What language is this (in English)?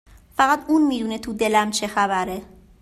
Persian